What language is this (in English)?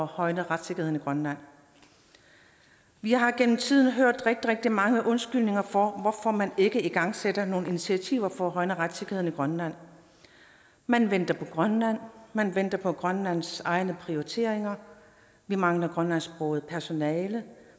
Danish